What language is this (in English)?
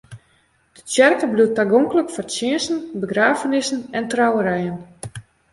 Western Frisian